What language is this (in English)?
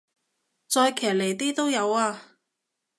Cantonese